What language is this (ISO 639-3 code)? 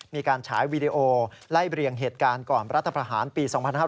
tha